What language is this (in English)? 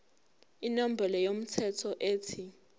Zulu